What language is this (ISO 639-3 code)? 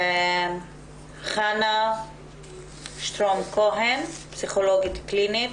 heb